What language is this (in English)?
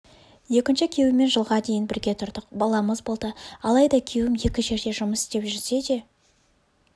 Kazakh